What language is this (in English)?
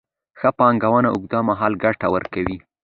Pashto